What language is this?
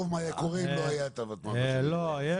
Hebrew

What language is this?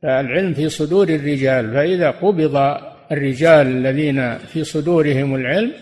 Arabic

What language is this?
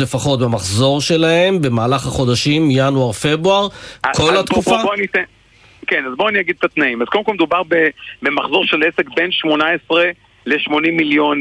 Hebrew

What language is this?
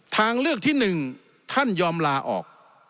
Thai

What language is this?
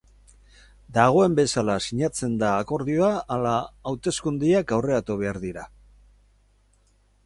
Basque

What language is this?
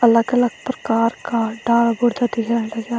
Garhwali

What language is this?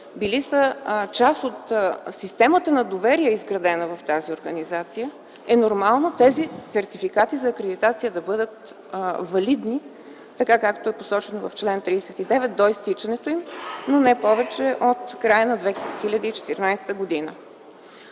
Bulgarian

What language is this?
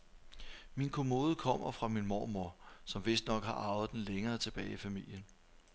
Danish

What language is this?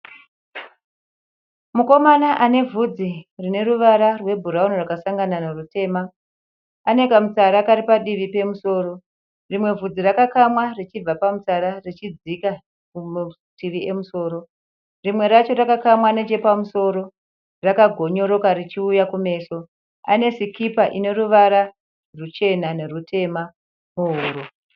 Shona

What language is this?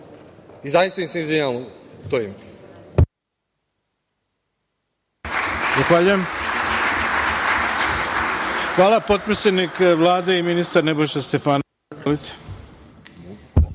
Serbian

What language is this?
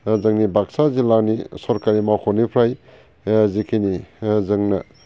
Bodo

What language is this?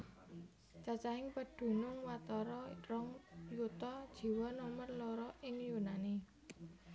Javanese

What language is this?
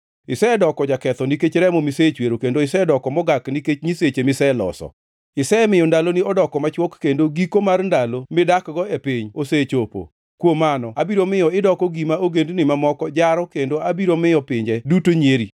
Luo (Kenya and Tanzania)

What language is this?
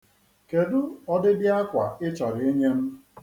Igbo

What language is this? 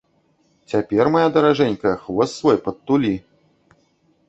Belarusian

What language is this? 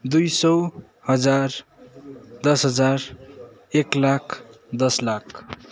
Nepali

